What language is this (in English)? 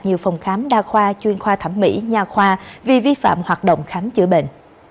Vietnamese